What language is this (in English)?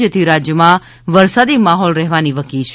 Gujarati